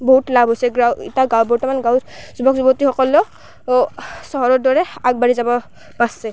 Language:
Assamese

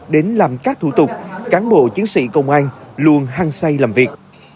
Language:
Vietnamese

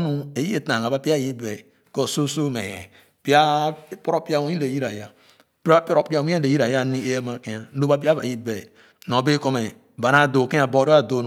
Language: Khana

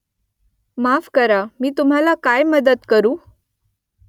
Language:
Marathi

